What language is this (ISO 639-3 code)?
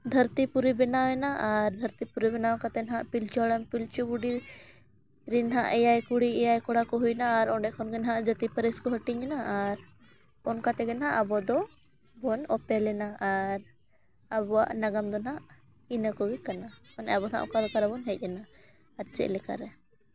sat